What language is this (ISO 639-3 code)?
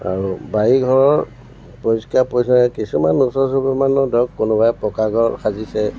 asm